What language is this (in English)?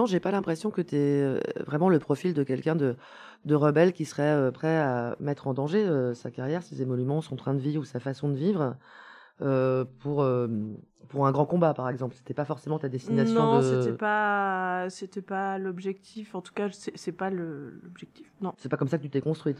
French